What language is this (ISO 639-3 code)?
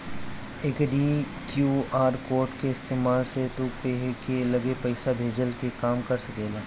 bho